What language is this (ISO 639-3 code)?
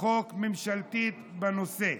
heb